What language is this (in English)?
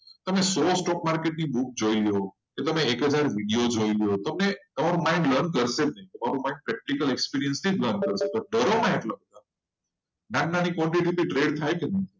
Gujarati